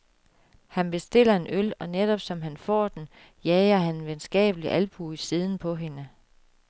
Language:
Danish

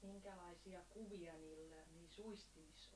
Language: Finnish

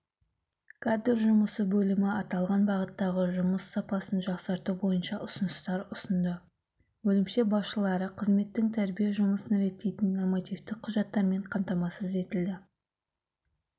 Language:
Kazakh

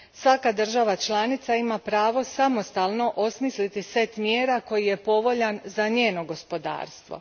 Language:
Croatian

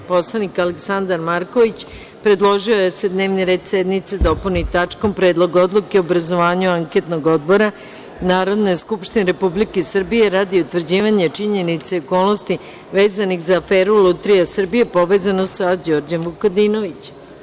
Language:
Serbian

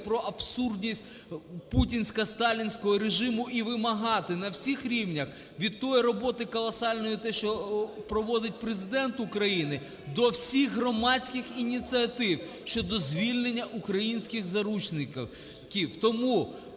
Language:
Ukrainian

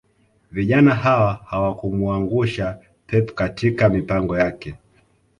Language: Swahili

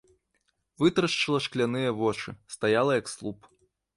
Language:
Belarusian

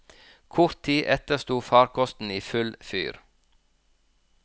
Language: Norwegian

